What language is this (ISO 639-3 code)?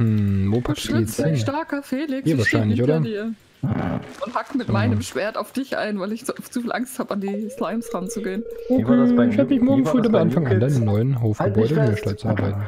deu